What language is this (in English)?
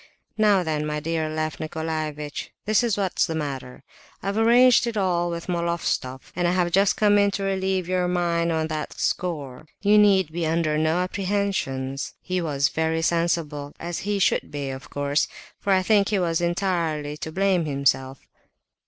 English